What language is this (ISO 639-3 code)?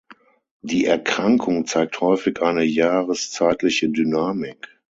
deu